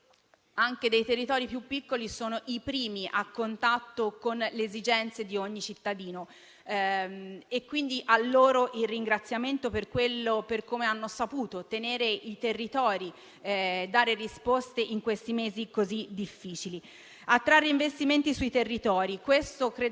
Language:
Italian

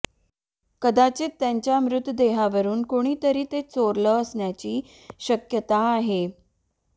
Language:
Marathi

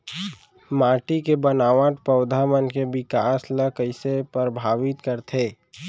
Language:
Chhattisgarhi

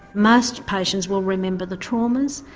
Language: English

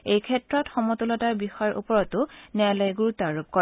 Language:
Assamese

